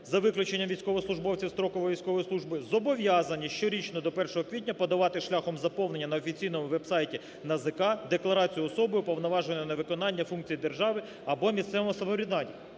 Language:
Ukrainian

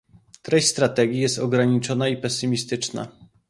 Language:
Polish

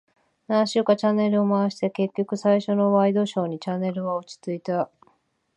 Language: Japanese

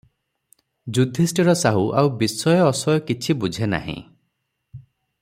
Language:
Odia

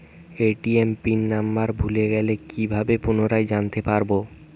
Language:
Bangla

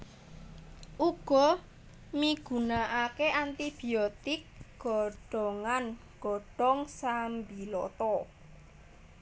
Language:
Javanese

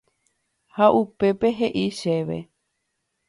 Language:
Guarani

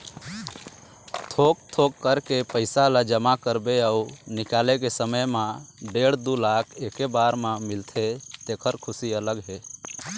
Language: Chhattisgarhi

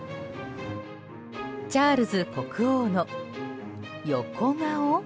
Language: Japanese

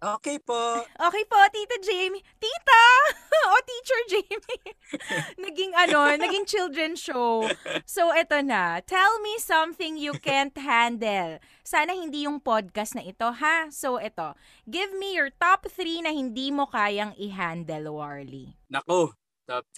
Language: Filipino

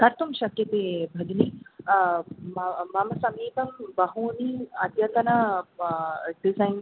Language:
Sanskrit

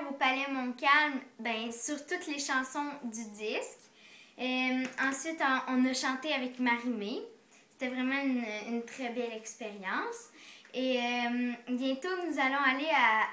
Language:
French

